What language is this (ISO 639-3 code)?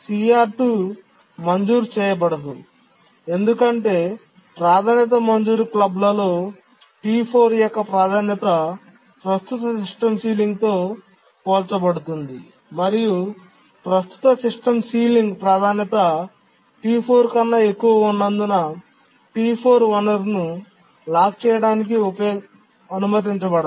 tel